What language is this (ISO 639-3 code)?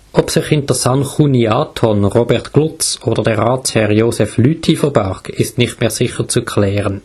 deu